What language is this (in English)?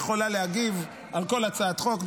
Hebrew